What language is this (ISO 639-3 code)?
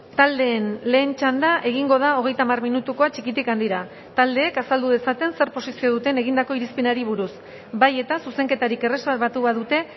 eus